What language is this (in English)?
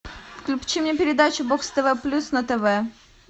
Russian